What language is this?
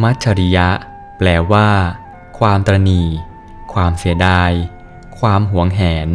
Thai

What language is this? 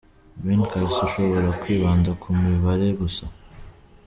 Kinyarwanda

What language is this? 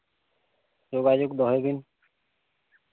Santali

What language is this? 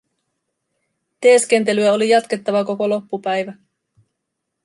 Finnish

